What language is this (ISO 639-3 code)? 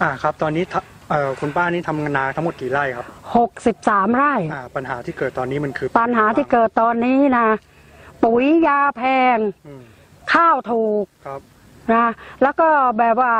tha